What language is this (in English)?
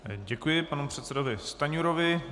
Czech